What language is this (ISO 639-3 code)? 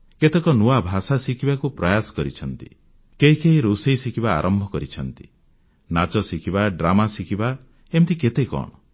ori